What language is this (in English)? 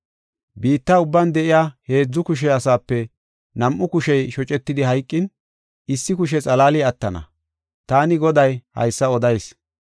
Gofa